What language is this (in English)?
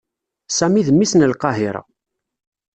Kabyle